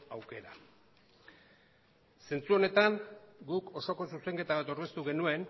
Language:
Basque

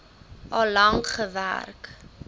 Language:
Afrikaans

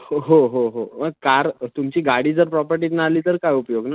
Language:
Marathi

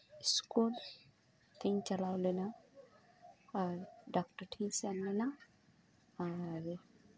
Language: Santali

